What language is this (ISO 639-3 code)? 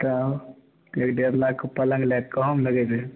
mai